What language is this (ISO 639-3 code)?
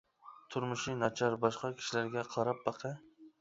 uig